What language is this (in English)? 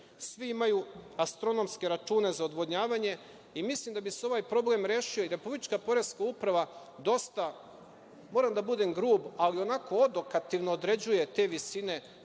Serbian